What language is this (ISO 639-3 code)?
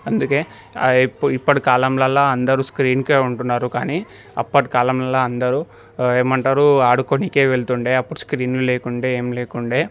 tel